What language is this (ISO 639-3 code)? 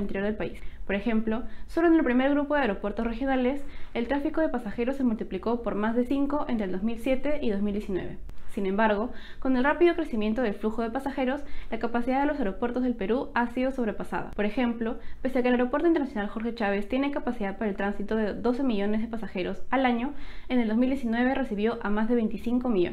spa